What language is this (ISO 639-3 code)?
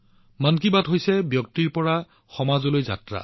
asm